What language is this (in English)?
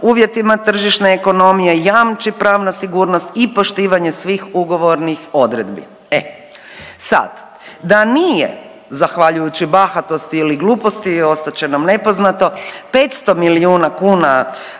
Croatian